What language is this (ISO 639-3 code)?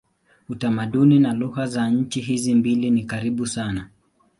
swa